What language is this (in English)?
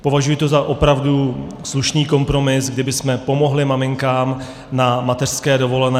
Czech